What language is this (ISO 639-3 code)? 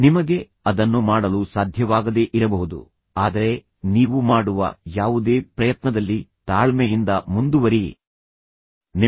kan